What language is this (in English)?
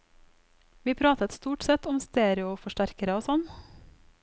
Norwegian